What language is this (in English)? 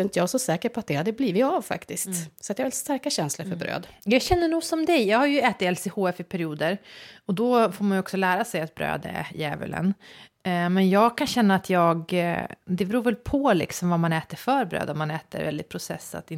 Swedish